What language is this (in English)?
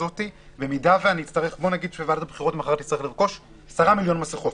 Hebrew